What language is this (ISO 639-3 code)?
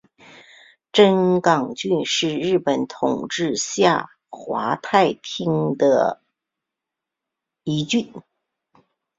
zho